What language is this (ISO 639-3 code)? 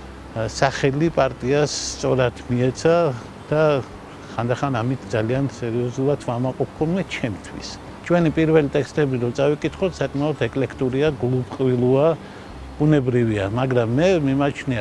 kat